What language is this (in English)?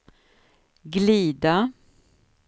Swedish